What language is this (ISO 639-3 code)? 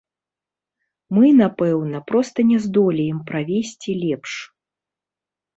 bel